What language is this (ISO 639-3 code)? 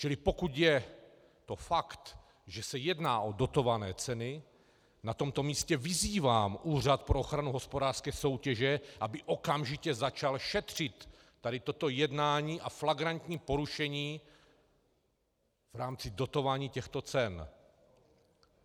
ces